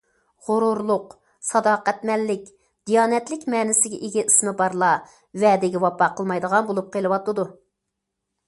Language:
Uyghur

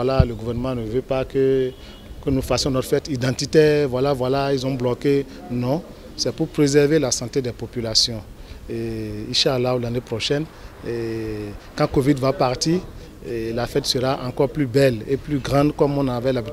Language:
French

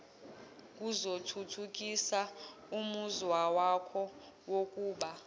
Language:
Zulu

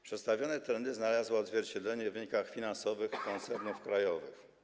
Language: Polish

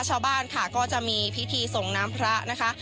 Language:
Thai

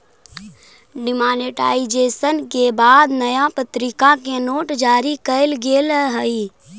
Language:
Magahi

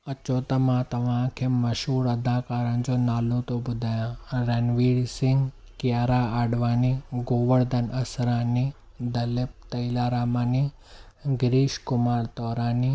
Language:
Sindhi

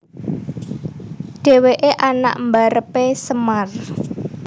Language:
Javanese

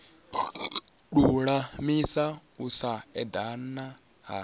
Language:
Venda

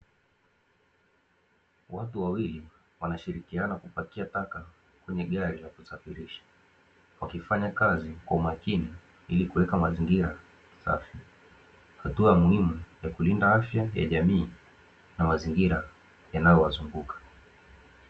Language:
Swahili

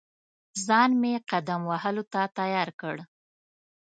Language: Pashto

